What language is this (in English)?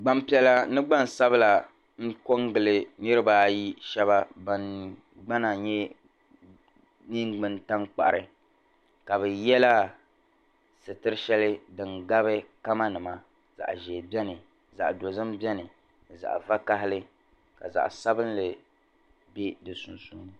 Dagbani